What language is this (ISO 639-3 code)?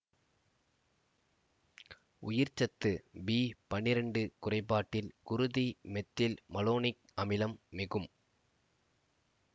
tam